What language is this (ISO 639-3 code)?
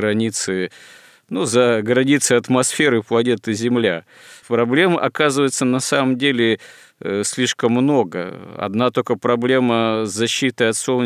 rus